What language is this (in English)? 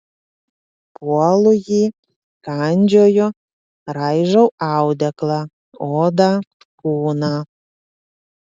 Lithuanian